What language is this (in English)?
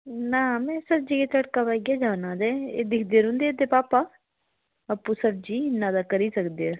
Dogri